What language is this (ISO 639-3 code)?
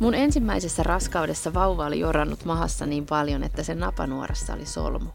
fin